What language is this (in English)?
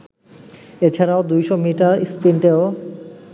Bangla